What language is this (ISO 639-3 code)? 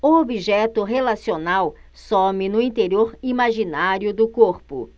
por